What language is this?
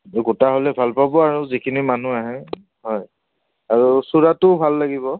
Assamese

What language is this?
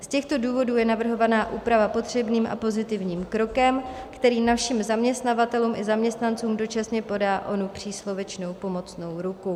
Czech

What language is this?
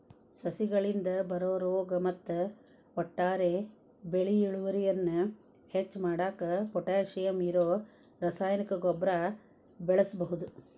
Kannada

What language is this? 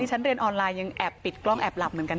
Thai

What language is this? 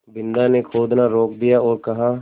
Hindi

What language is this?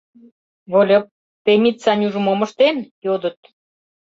Mari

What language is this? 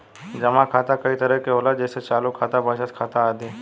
Bhojpuri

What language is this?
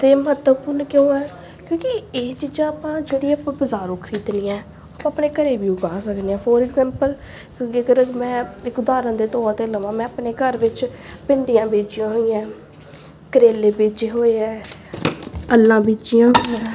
Punjabi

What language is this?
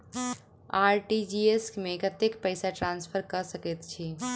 Maithili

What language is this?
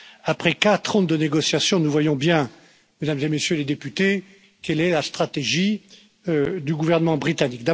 French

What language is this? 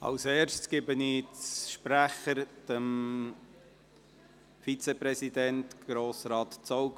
Swiss German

